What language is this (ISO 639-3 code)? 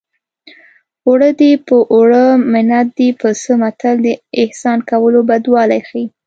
pus